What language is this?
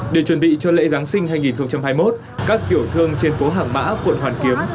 Vietnamese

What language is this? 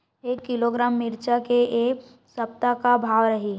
Chhattisgarhi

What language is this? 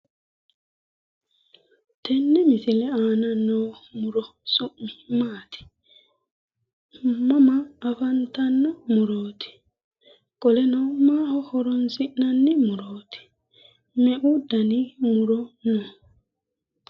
Sidamo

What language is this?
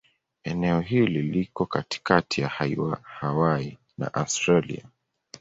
Swahili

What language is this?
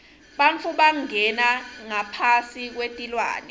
Swati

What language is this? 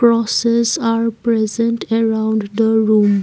English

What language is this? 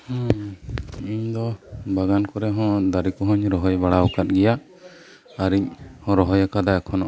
Santali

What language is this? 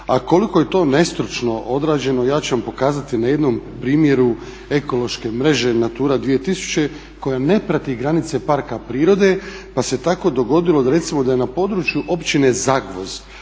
Croatian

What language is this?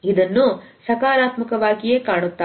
Kannada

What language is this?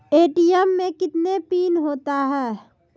Maithili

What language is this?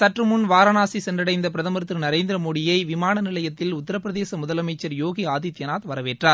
Tamil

